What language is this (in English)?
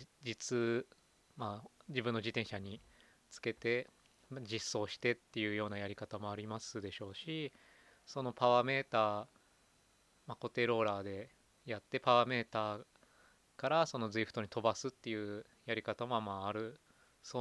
Japanese